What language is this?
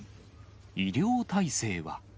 Japanese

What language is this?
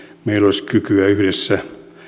Finnish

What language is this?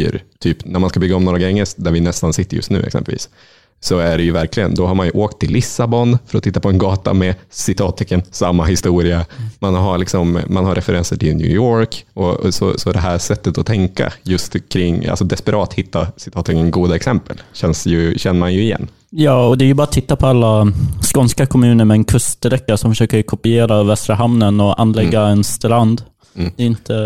Swedish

